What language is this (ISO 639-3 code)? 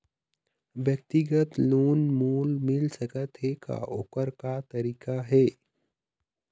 hne